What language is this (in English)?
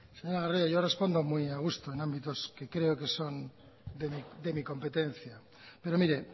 Spanish